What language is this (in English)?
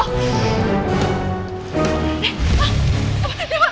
Indonesian